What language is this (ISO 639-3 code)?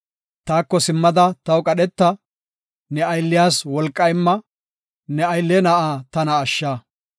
gof